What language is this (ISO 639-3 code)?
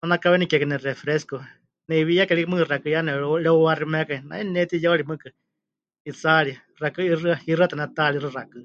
hch